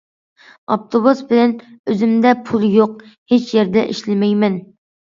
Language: Uyghur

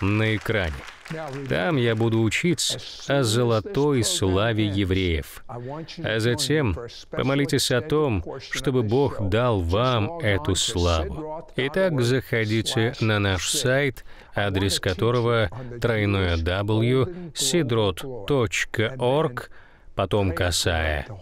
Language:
Russian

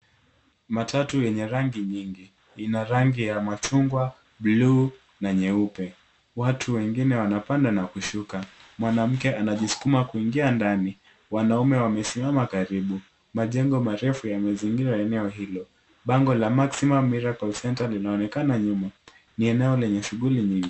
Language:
Swahili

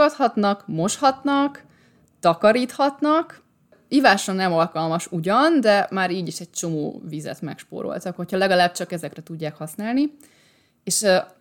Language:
Hungarian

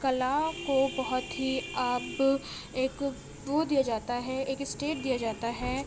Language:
Urdu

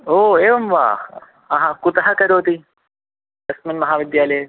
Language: Sanskrit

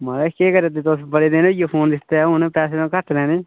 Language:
Dogri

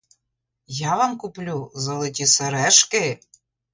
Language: Ukrainian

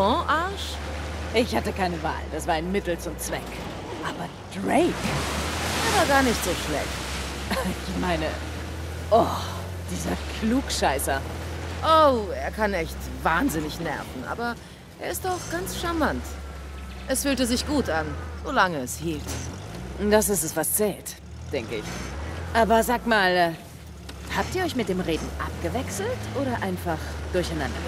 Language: German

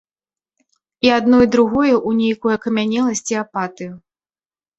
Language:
Belarusian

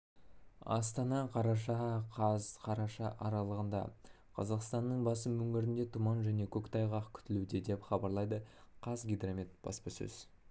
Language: Kazakh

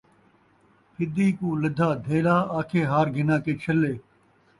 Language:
Saraiki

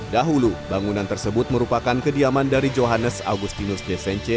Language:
Indonesian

